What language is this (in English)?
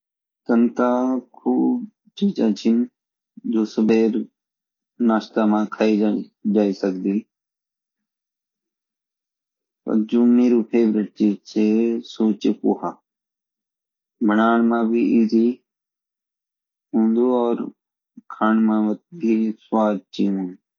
Garhwali